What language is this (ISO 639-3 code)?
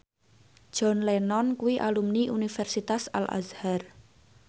jav